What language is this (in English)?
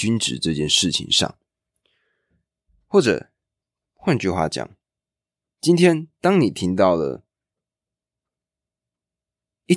Chinese